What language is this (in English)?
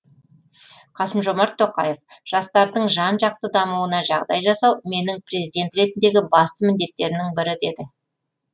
Kazakh